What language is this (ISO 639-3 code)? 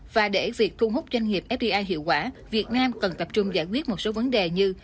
vie